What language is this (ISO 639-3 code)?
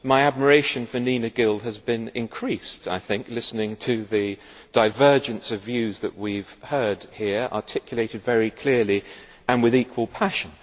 eng